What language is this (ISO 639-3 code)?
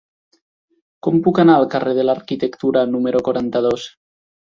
cat